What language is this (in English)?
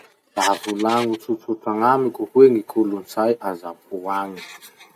Masikoro Malagasy